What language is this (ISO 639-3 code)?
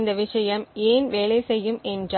tam